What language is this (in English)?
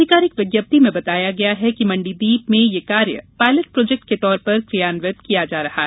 Hindi